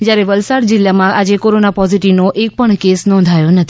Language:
Gujarati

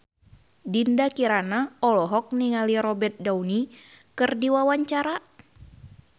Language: Sundanese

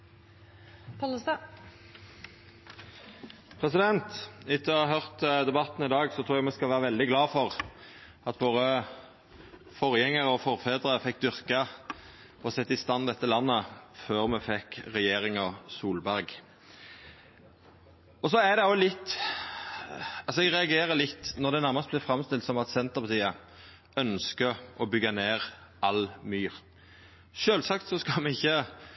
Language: Norwegian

